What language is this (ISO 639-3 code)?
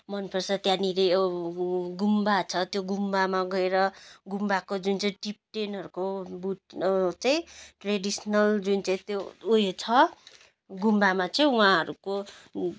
nep